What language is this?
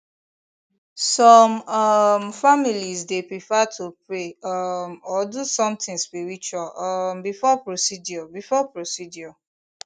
Nigerian Pidgin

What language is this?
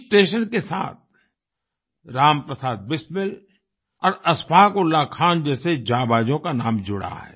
Hindi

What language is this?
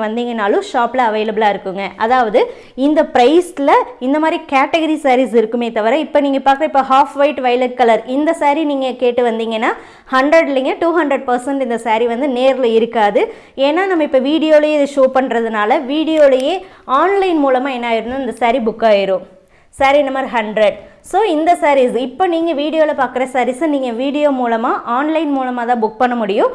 Tamil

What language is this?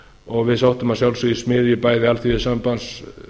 Icelandic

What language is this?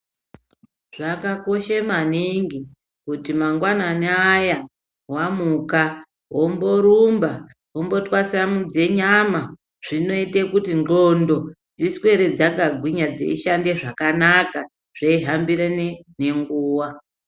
Ndau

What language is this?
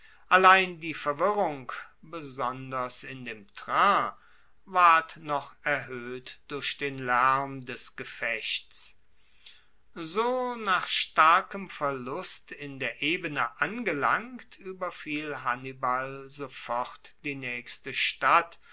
German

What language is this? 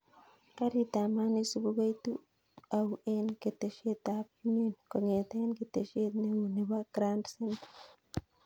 Kalenjin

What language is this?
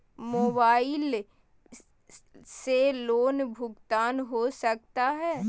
Magahi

